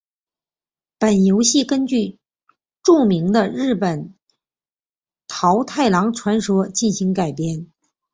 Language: Chinese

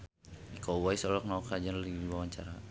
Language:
Sundanese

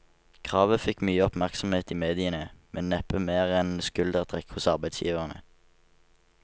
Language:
Norwegian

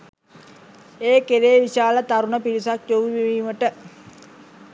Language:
Sinhala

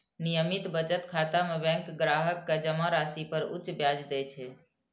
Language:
Maithili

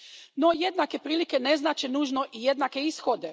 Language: Croatian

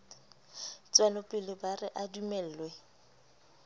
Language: Southern Sotho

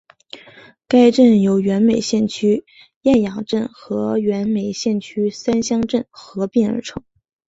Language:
Chinese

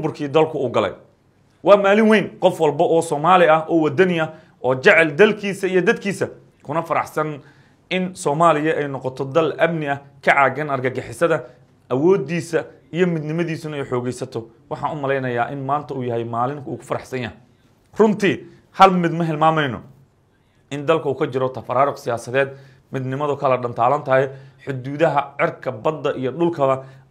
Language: Arabic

